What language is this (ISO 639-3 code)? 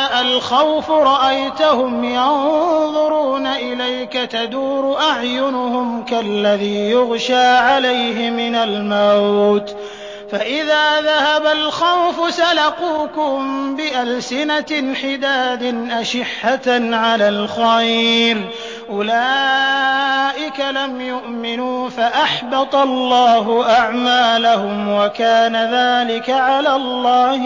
ara